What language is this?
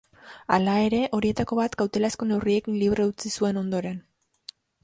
Basque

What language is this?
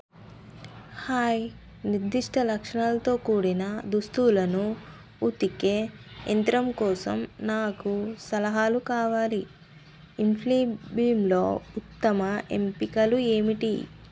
Telugu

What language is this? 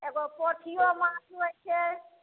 Maithili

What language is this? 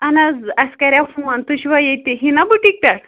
Kashmiri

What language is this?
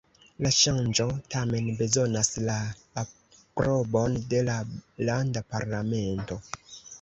Esperanto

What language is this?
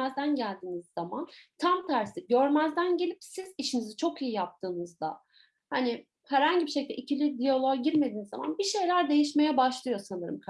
Turkish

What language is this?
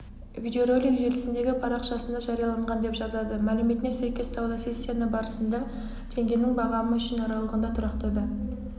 Kazakh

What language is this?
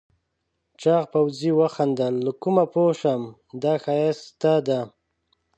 Pashto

